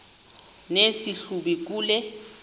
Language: Xhosa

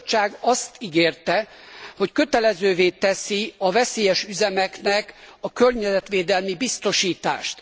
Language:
Hungarian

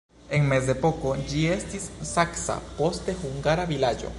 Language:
Esperanto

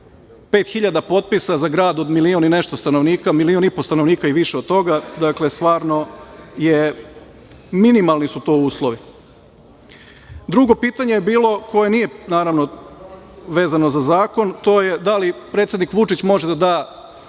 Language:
Serbian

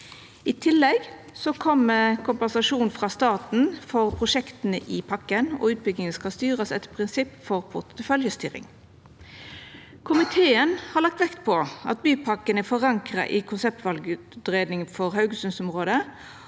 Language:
Norwegian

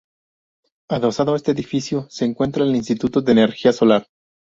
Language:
Spanish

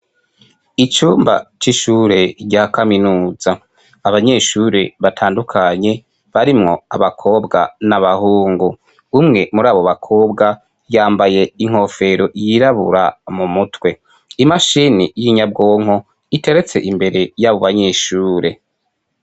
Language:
Rundi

